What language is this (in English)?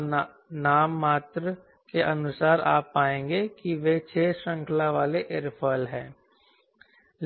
Hindi